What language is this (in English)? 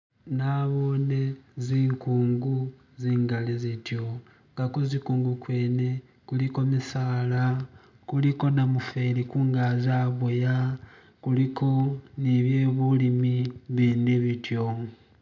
Masaaba